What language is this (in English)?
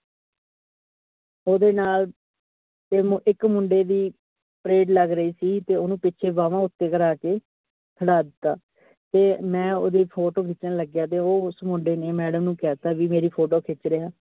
Punjabi